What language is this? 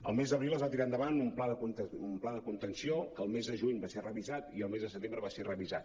Catalan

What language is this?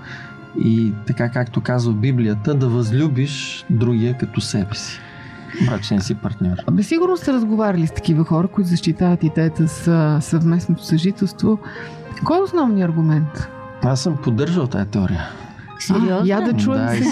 Bulgarian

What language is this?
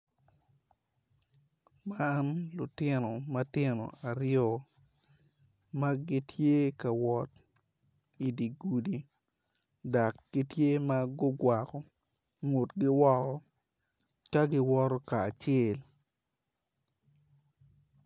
Acoli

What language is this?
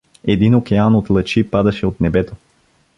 Bulgarian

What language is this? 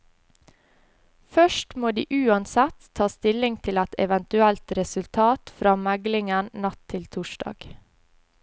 Norwegian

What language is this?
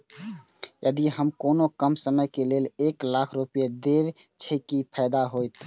Maithili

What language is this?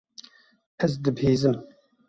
Kurdish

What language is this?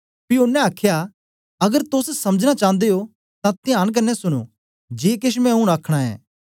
Dogri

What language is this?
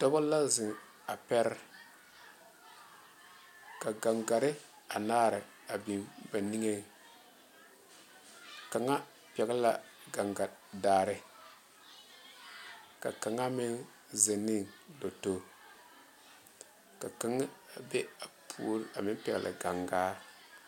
Southern Dagaare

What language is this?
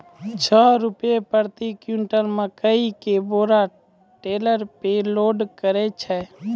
Maithili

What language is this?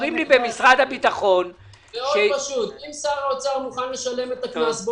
Hebrew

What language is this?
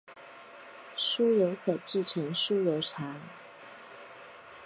Chinese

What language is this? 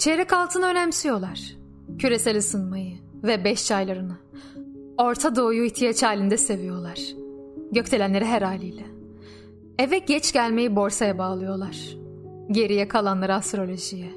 Turkish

